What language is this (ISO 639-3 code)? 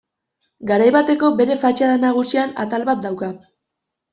eus